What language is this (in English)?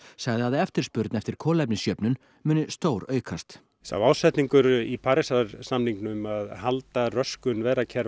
Icelandic